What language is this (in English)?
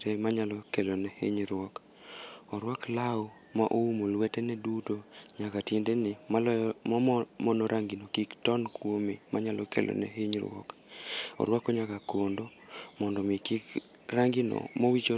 Luo (Kenya and Tanzania)